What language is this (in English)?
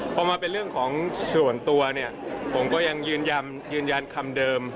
Thai